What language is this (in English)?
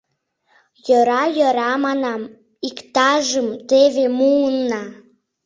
Mari